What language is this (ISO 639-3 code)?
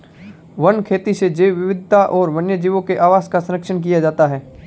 hin